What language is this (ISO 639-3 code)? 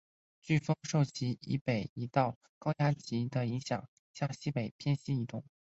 zho